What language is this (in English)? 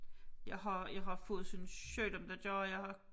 Danish